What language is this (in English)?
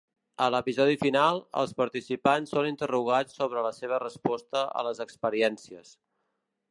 Catalan